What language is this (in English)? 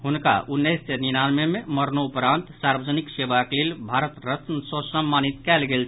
Maithili